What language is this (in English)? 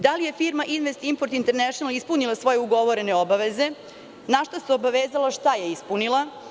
Serbian